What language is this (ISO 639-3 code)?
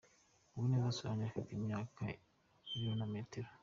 kin